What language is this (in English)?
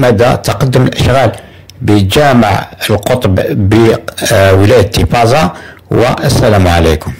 Arabic